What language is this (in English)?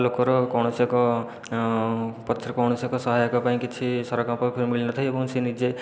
Odia